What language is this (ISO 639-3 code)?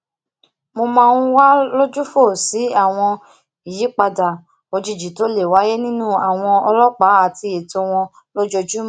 yor